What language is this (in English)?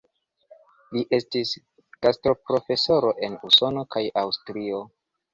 Esperanto